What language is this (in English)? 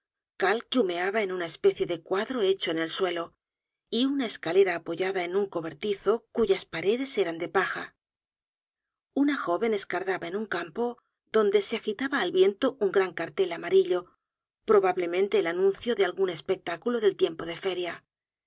Spanish